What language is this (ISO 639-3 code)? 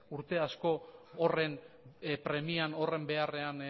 eus